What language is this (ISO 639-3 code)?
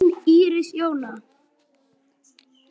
isl